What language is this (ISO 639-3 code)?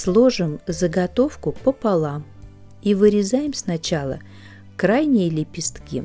rus